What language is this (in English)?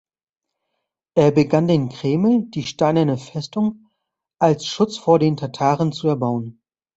German